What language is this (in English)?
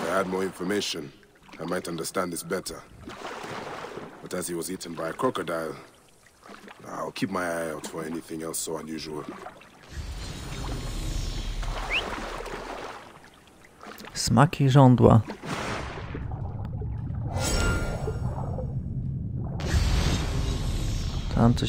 Polish